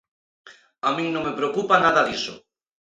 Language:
Galician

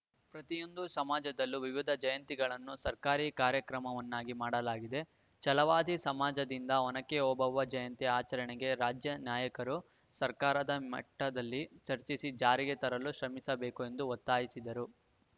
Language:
Kannada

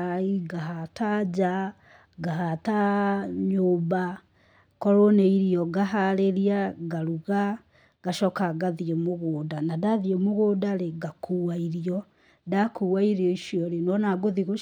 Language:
Kikuyu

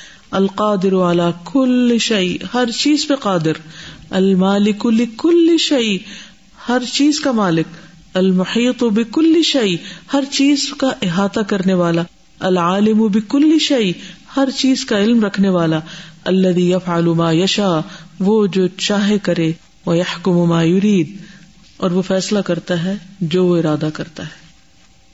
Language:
Urdu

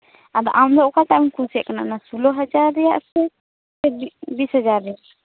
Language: Santali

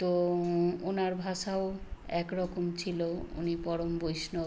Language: Bangla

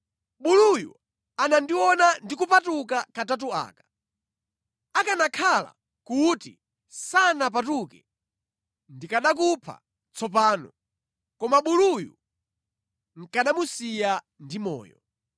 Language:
Nyanja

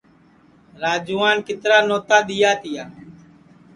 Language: Sansi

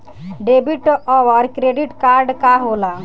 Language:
Bhojpuri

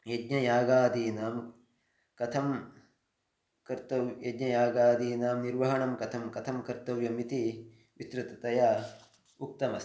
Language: Sanskrit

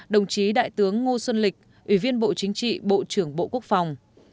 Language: Vietnamese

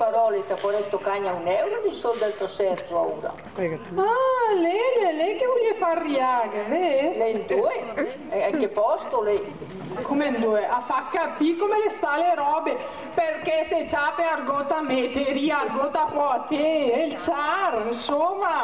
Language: Italian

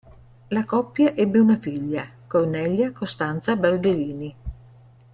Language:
Italian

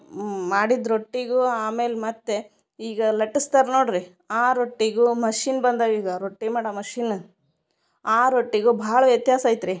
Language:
Kannada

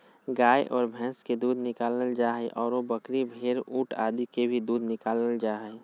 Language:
Magahi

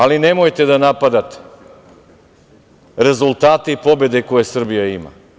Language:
Serbian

